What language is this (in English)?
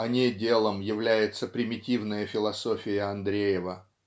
Russian